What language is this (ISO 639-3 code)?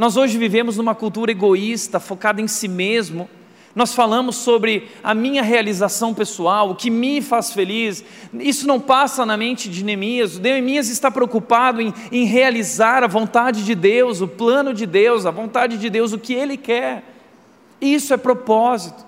por